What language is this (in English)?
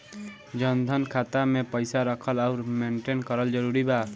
Bhojpuri